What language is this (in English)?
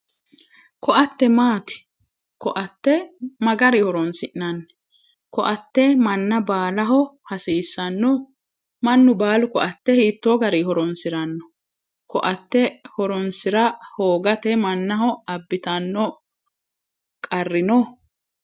Sidamo